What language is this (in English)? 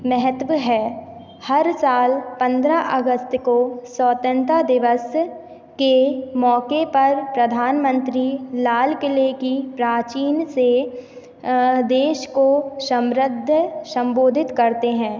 Hindi